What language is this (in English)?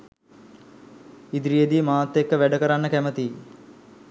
Sinhala